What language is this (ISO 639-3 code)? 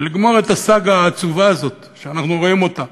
heb